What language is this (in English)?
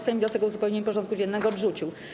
Polish